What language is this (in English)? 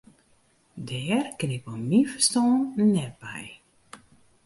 Western Frisian